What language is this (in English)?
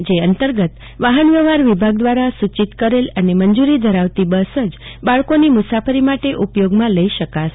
Gujarati